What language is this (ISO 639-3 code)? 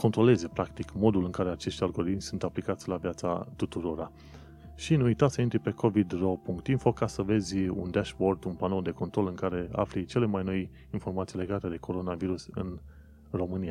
ron